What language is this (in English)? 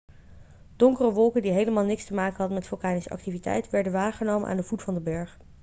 Dutch